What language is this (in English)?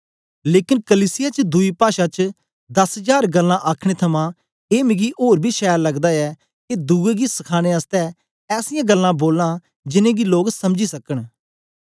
Dogri